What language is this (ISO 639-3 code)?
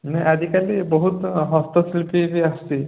ori